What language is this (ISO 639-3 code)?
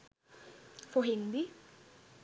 sin